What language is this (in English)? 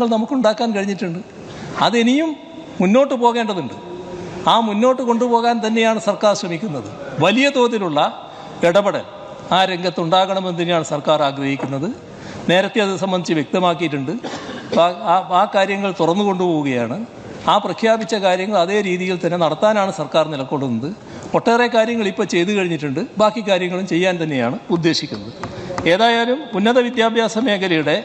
Indonesian